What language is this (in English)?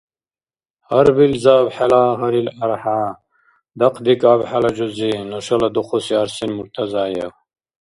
Dargwa